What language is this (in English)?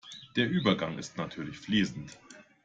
German